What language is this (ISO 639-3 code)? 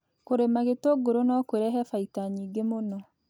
kik